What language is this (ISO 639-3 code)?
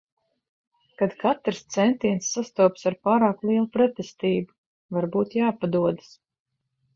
lav